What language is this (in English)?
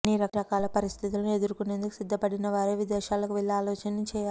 Telugu